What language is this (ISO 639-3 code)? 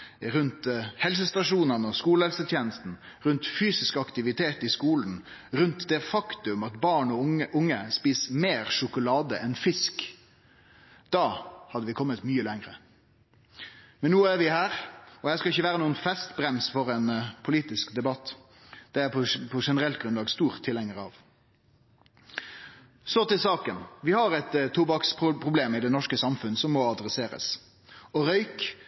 nno